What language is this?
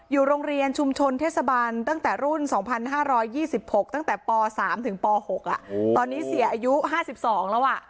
Thai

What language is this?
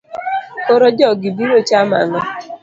Luo (Kenya and Tanzania)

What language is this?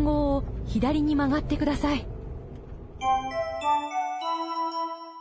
Urdu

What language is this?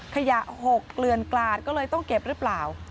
Thai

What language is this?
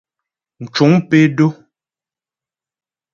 Ghomala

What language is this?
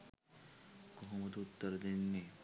Sinhala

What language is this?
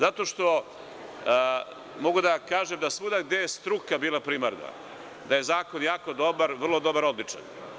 Serbian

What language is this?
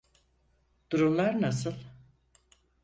Turkish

